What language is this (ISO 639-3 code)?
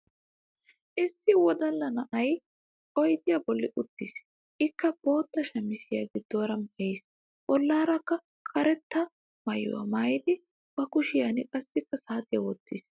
wal